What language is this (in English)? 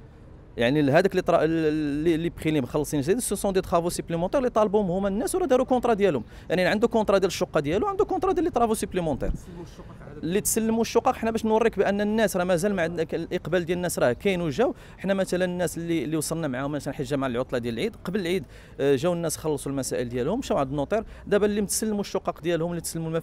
Arabic